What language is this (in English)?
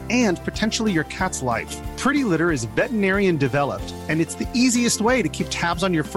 Filipino